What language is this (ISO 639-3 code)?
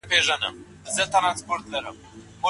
pus